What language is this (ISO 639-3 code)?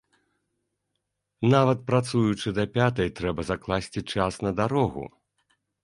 bel